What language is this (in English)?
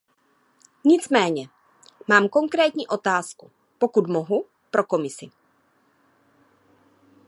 Czech